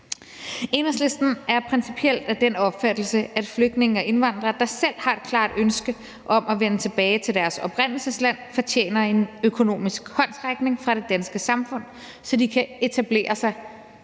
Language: Danish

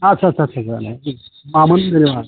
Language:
Bodo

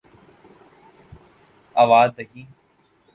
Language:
Urdu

